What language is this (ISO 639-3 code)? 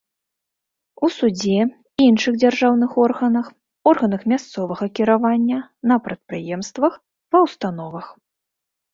bel